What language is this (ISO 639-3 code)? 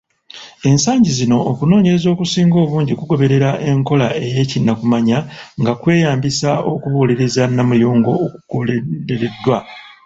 lug